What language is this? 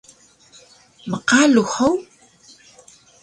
Taroko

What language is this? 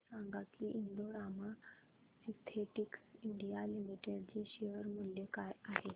Marathi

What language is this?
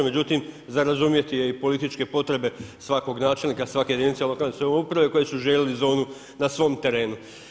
Croatian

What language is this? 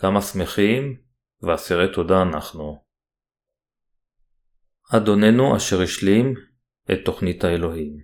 Hebrew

